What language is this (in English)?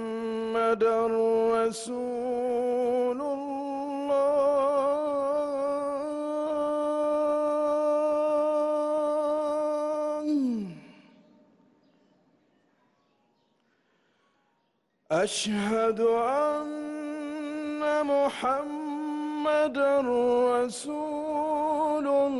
Arabic